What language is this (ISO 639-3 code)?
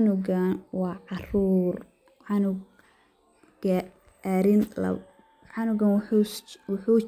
som